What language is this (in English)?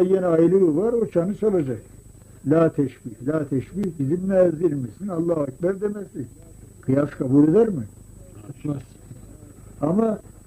Turkish